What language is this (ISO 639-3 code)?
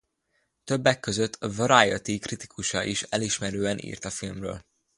hun